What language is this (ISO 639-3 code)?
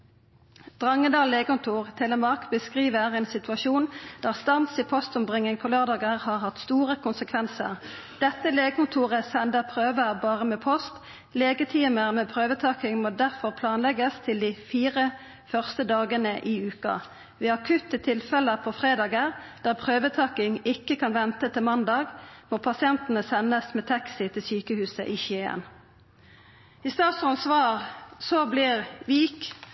nno